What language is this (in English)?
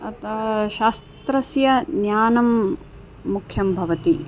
Sanskrit